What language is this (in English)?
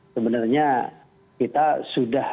Indonesian